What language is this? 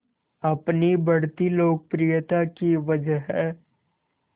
Hindi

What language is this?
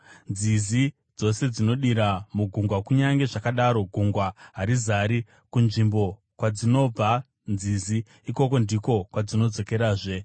Shona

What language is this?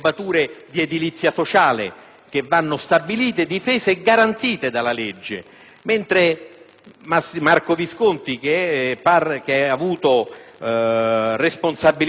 Italian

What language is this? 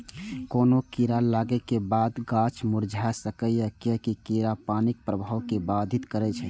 Maithili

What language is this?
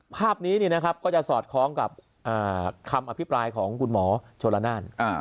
Thai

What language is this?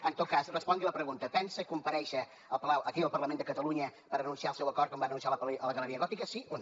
Catalan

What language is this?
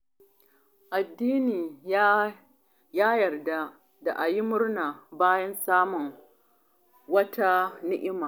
Hausa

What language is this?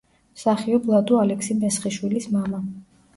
Georgian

